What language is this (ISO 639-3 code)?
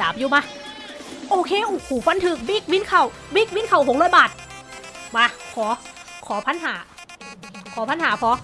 tha